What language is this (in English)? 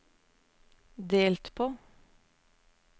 Norwegian